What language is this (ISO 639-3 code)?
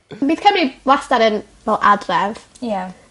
cym